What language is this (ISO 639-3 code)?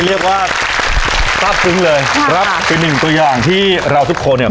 tha